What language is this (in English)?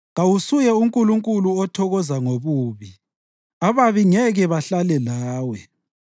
North Ndebele